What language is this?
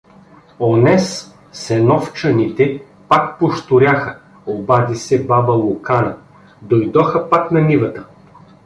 Bulgarian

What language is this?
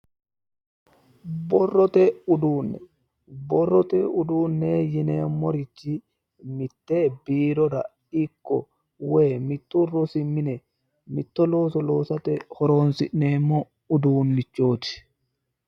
Sidamo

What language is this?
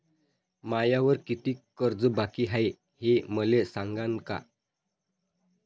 Marathi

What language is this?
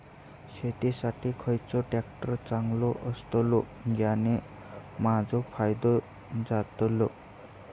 Marathi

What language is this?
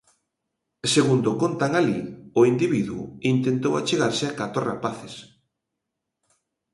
Galician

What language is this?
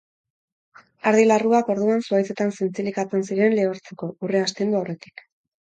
Basque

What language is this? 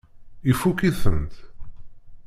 Kabyle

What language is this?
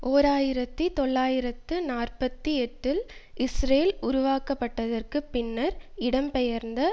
Tamil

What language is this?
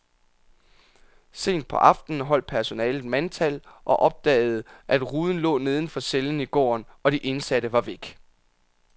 Danish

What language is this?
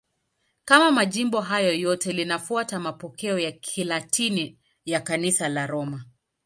Swahili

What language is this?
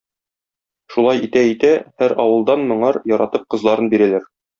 Tatar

